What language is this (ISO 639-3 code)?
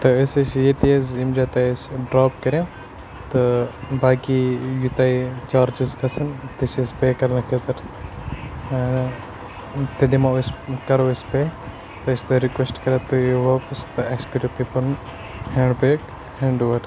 kas